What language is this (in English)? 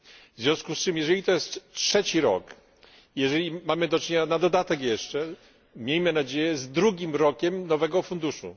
Polish